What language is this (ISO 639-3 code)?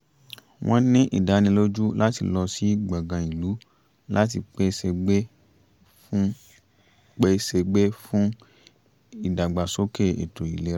yor